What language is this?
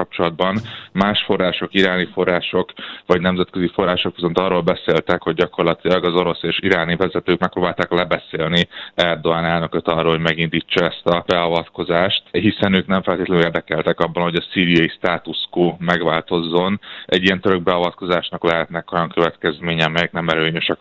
Hungarian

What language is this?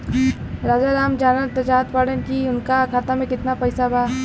Bhojpuri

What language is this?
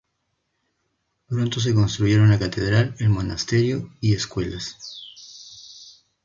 Spanish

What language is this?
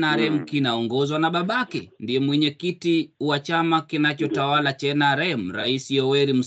Swahili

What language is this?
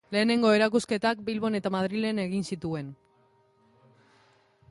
Basque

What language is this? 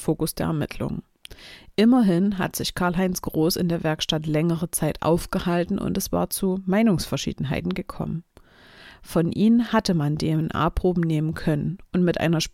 German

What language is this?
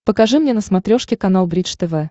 Russian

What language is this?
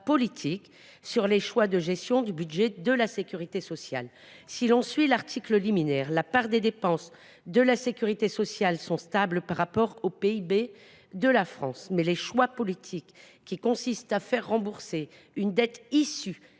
French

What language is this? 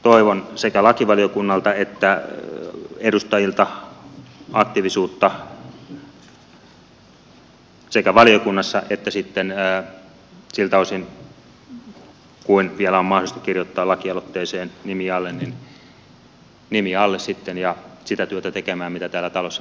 Finnish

